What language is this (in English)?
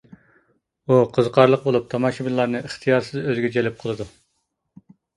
Uyghur